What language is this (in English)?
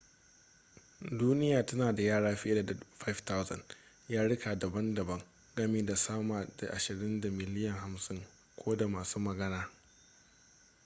Hausa